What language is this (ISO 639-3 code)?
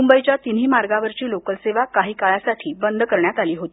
mar